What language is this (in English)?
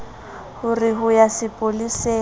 Southern Sotho